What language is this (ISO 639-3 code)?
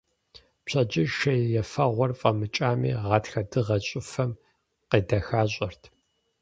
kbd